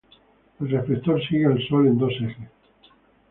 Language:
Spanish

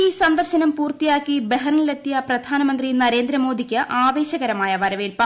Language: Malayalam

